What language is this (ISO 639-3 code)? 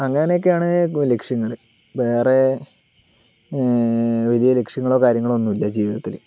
mal